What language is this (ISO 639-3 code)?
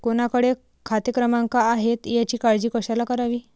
mar